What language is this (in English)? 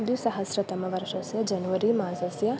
Sanskrit